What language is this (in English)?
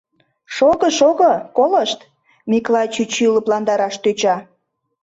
Mari